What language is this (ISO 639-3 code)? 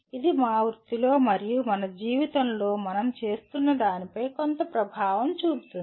tel